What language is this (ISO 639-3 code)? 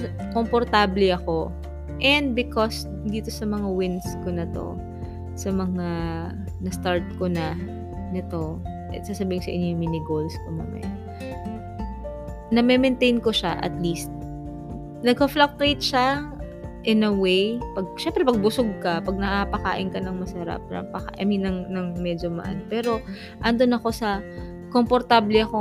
fil